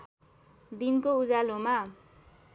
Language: Nepali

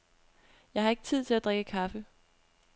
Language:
Danish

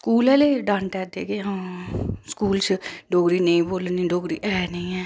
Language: Dogri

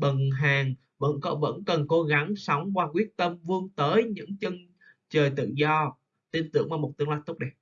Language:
Vietnamese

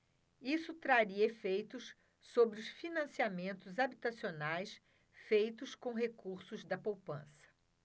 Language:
Portuguese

